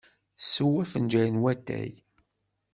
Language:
Kabyle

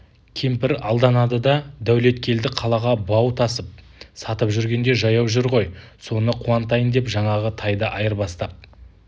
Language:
Kazakh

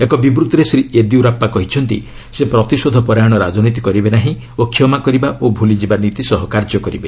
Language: Odia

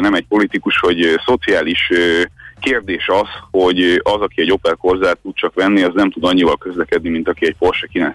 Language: Hungarian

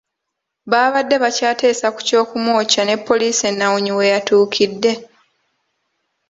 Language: Ganda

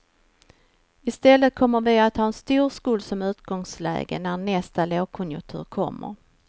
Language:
Swedish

